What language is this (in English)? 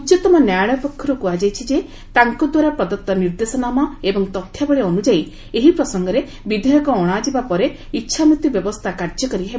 Odia